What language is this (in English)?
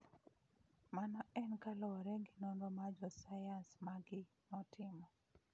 Luo (Kenya and Tanzania)